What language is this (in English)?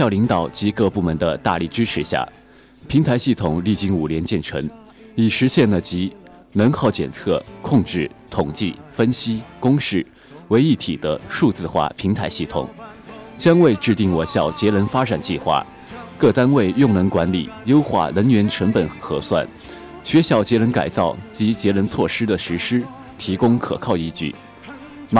Chinese